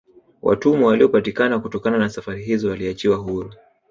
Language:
Swahili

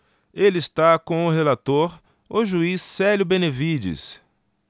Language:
Portuguese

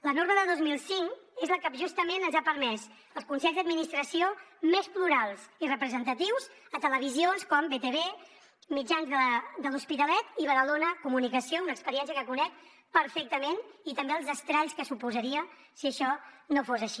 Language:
Catalan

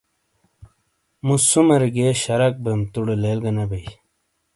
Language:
Shina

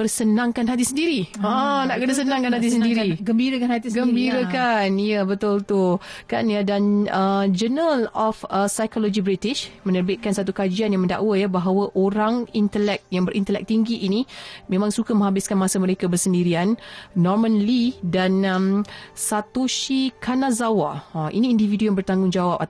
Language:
Malay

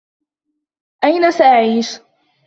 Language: Arabic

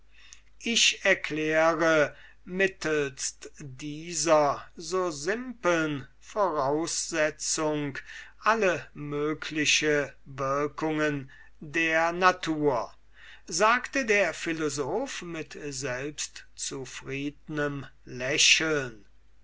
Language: German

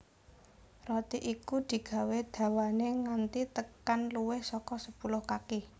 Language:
Javanese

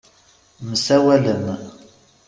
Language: Kabyle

